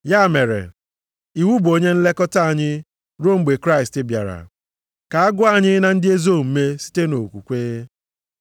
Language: Igbo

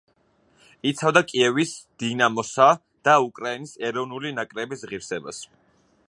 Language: Georgian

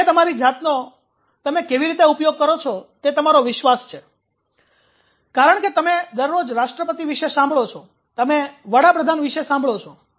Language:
Gujarati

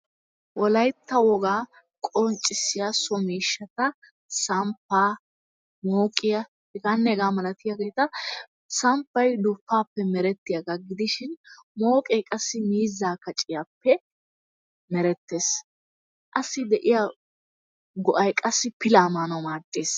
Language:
Wolaytta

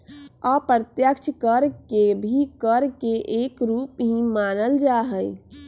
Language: Magahi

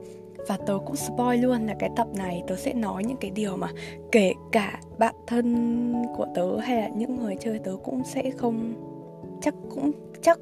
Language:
Vietnamese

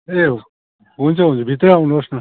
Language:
Nepali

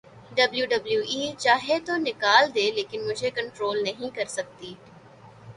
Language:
Urdu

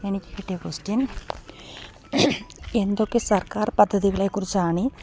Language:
Malayalam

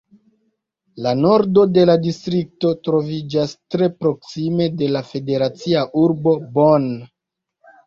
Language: Esperanto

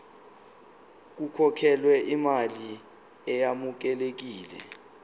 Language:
Zulu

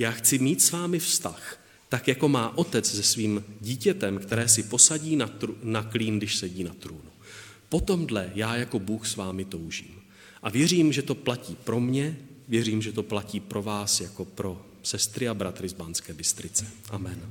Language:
Czech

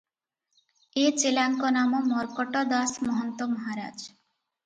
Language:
Odia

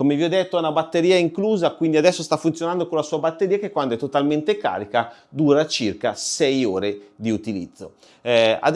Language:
Italian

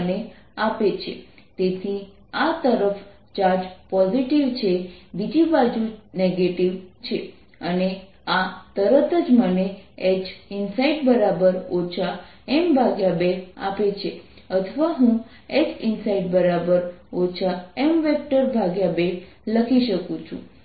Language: Gujarati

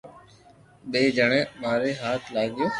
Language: Loarki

